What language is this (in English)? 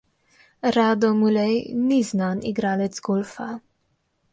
Slovenian